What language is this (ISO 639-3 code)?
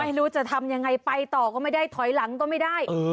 tha